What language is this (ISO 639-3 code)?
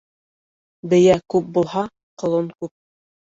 bak